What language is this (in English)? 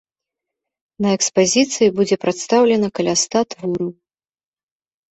Belarusian